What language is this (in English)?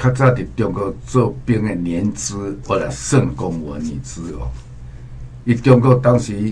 Chinese